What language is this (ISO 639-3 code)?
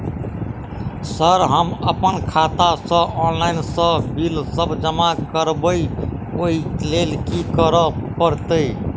mai